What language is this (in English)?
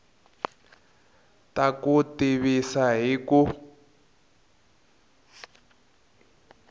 Tsonga